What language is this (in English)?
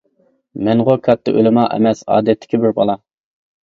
Uyghur